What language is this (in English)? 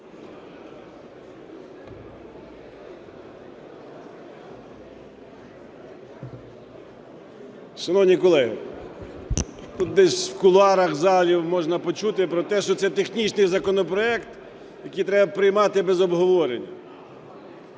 Ukrainian